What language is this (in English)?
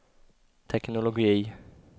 Swedish